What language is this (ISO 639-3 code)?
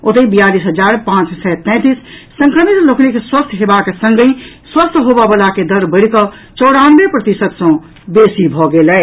mai